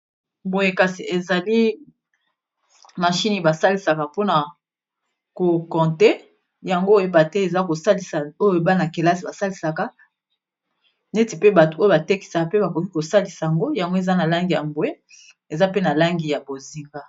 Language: Lingala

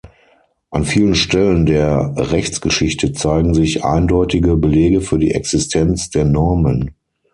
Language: German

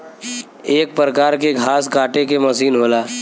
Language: Bhojpuri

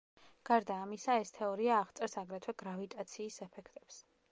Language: Georgian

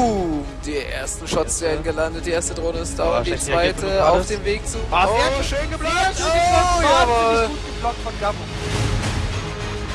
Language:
German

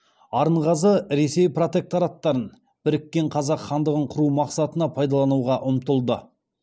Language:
Kazakh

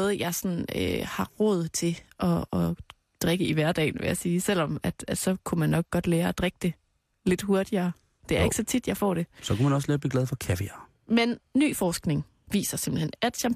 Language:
Danish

